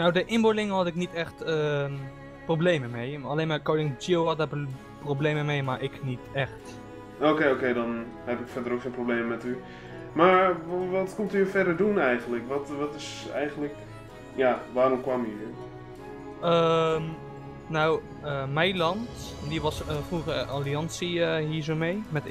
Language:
Dutch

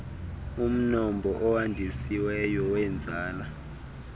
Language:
Xhosa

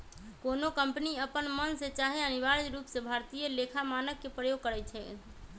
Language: Magahi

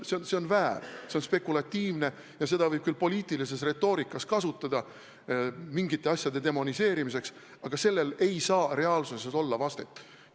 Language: Estonian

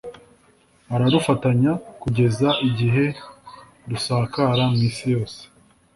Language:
Kinyarwanda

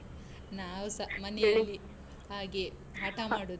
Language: Kannada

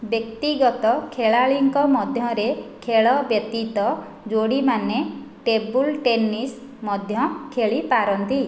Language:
Odia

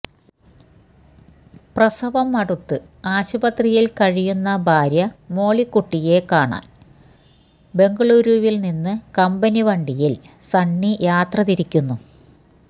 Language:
Malayalam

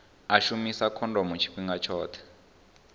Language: Venda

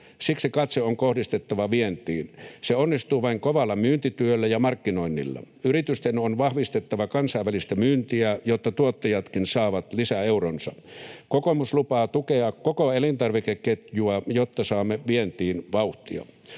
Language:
Finnish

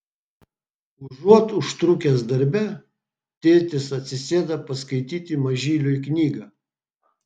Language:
Lithuanian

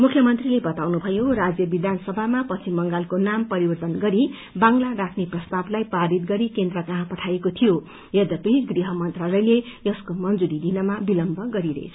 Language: Nepali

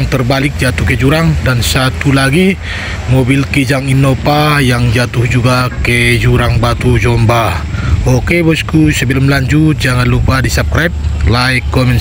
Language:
Indonesian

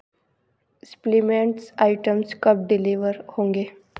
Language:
Hindi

